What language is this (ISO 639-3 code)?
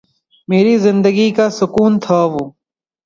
urd